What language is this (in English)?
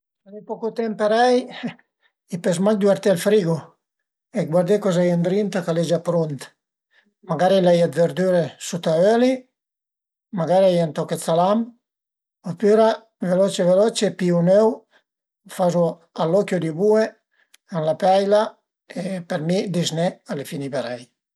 Piedmontese